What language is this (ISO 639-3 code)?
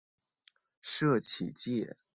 zho